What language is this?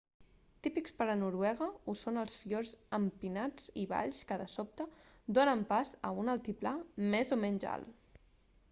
Catalan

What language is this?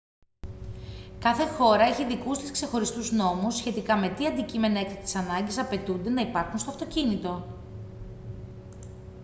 Greek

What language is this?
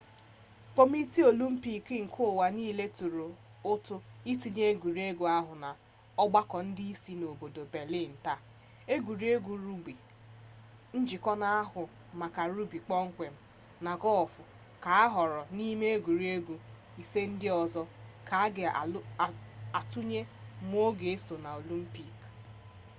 Igbo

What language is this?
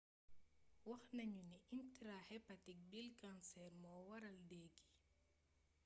Wolof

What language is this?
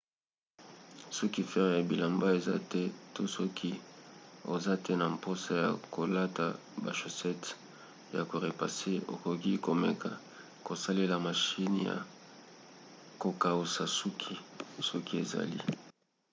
Lingala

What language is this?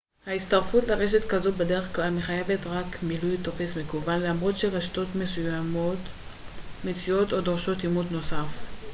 Hebrew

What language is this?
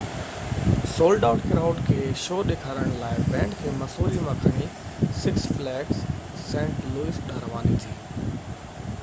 Sindhi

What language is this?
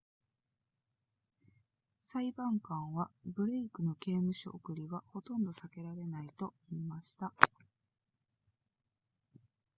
Japanese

